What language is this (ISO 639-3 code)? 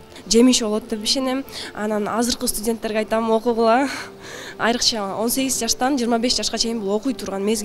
tur